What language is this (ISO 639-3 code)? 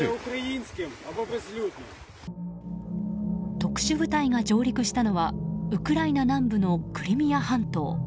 jpn